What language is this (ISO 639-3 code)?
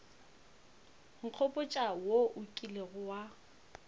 nso